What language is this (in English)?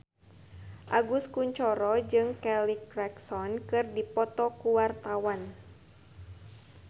Sundanese